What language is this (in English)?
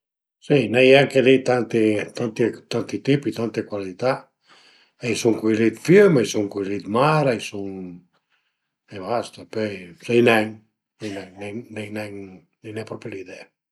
Piedmontese